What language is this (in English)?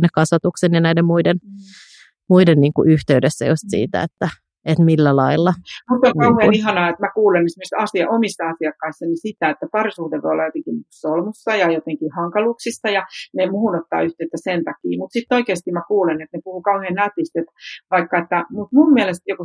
Finnish